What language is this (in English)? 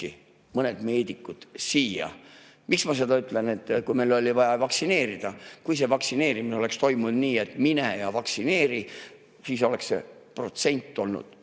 Estonian